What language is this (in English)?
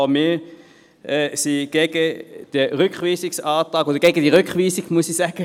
Swiss German